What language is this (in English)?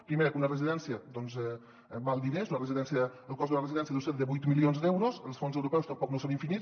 Catalan